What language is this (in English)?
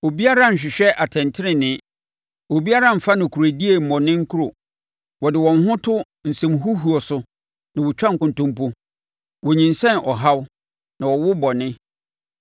Akan